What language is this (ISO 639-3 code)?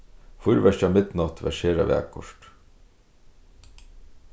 fao